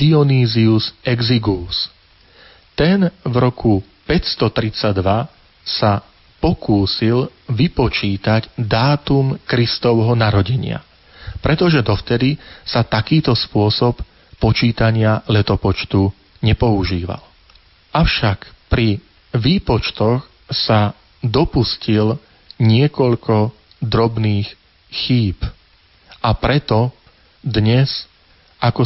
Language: Slovak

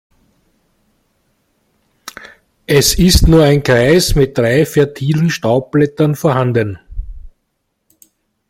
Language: German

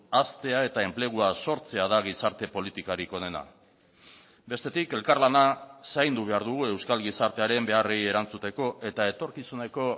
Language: Basque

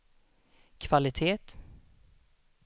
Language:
Swedish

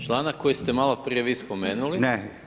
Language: Croatian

